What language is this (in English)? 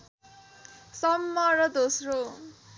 Nepali